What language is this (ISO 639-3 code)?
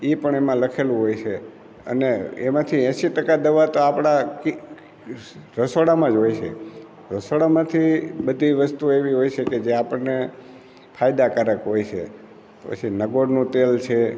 guj